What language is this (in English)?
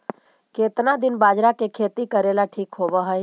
Magahi